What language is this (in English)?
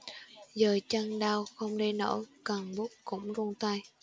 Vietnamese